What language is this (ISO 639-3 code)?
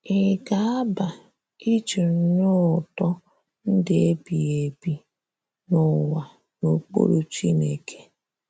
ibo